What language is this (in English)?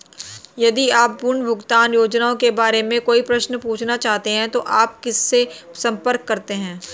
Hindi